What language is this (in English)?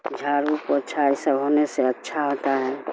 Urdu